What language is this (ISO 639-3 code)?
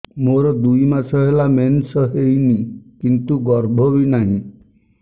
ori